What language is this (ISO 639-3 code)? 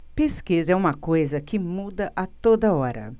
por